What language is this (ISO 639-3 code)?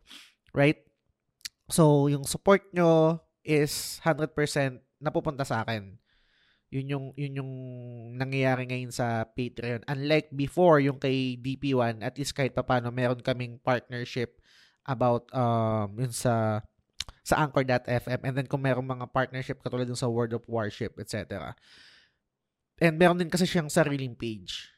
fil